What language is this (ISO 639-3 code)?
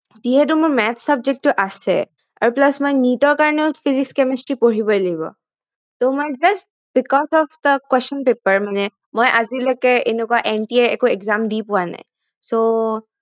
asm